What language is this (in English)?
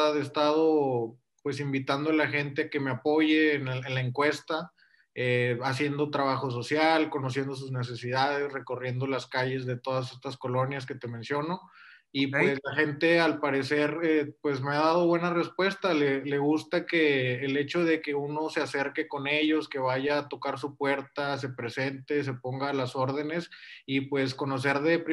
Spanish